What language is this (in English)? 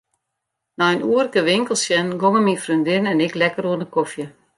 Western Frisian